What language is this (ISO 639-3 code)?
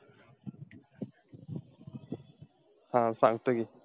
mar